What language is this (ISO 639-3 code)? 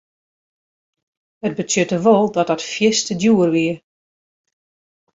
fry